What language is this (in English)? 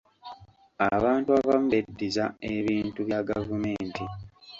Ganda